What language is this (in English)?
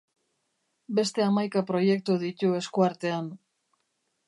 Basque